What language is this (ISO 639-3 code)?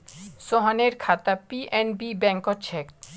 mag